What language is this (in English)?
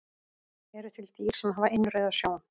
Icelandic